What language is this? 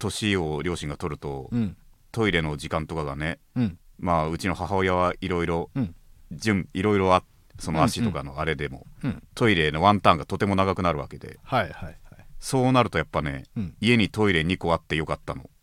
Japanese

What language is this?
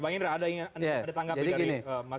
Indonesian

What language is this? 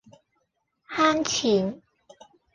Cantonese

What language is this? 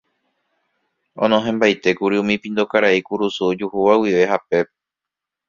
Guarani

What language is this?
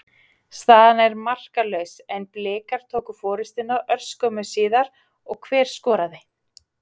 Icelandic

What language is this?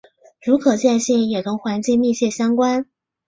Chinese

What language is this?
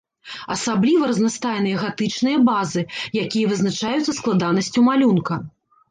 Belarusian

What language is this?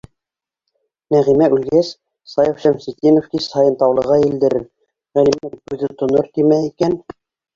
Bashkir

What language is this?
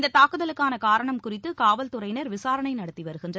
Tamil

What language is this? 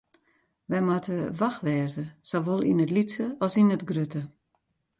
Western Frisian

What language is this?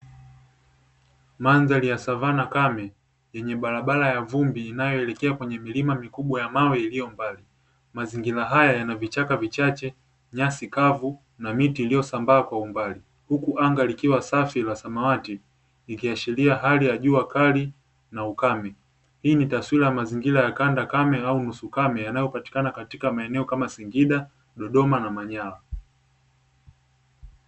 Swahili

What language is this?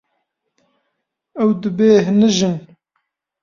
Kurdish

